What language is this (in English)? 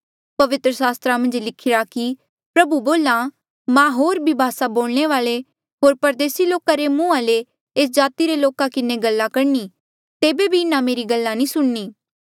Mandeali